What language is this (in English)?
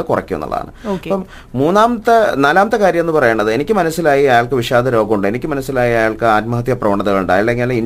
Malayalam